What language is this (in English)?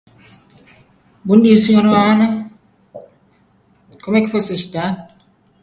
Portuguese